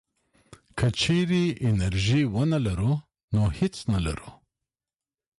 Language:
Pashto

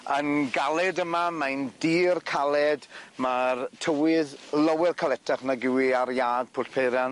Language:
Welsh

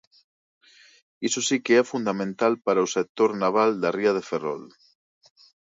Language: Galician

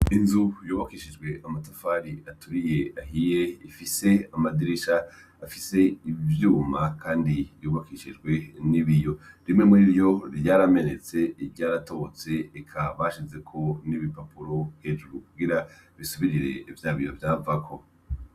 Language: Rundi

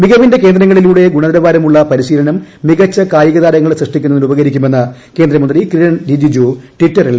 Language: Malayalam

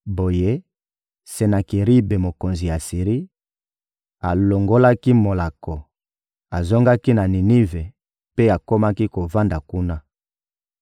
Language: Lingala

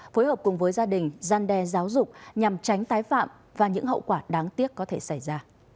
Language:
Vietnamese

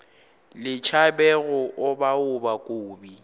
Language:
Northern Sotho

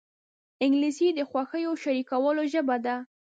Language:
Pashto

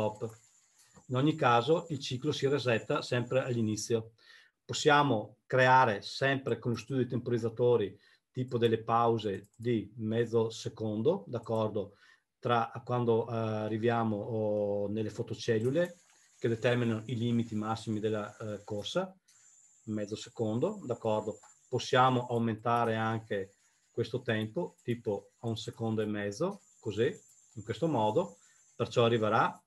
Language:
Italian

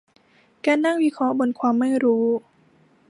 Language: Thai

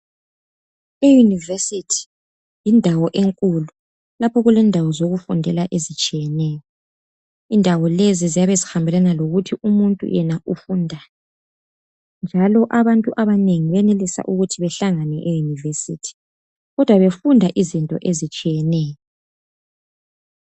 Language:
North Ndebele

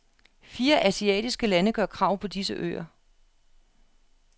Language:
Danish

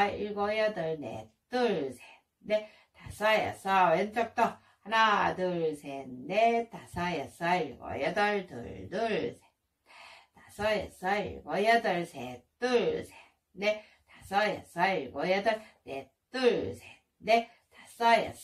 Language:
Korean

